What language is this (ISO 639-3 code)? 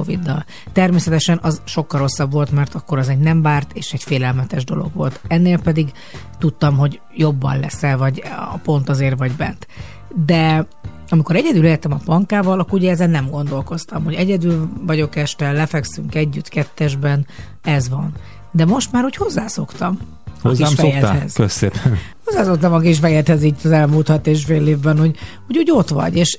hun